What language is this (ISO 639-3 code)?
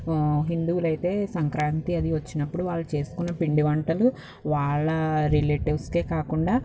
tel